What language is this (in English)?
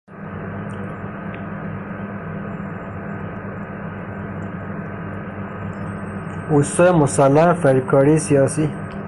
Persian